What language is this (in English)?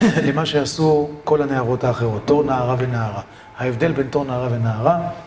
Hebrew